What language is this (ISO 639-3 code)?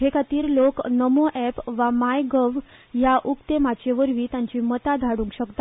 kok